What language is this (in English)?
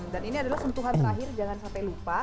Indonesian